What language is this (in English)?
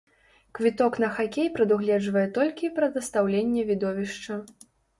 Belarusian